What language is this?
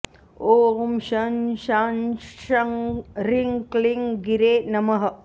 Sanskrit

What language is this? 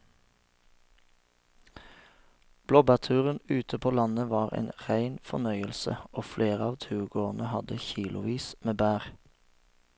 Norwegian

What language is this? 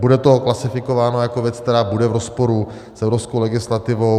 Czech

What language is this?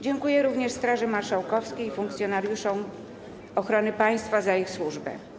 Polish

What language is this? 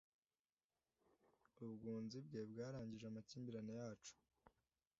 Kinyarwanda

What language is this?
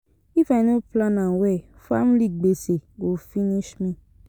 Nigerian Pidgin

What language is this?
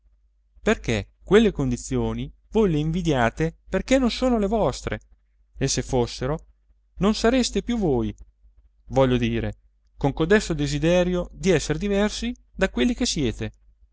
Italian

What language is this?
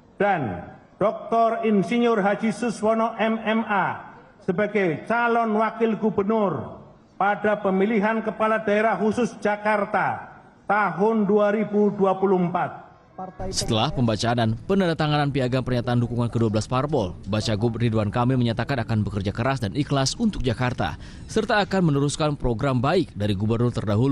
Indonesian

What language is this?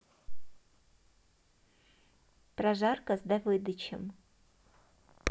Russian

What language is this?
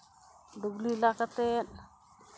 Santali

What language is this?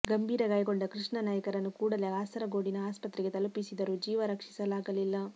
Kannada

